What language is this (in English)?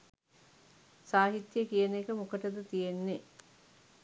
Sinhala